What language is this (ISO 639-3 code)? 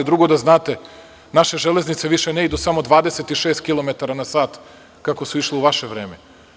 srp